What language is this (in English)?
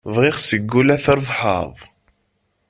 Kabyle